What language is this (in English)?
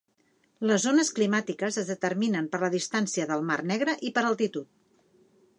Catalan